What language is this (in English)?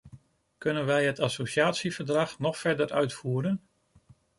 Dutch